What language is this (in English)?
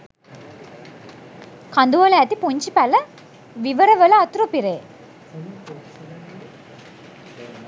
Sinhala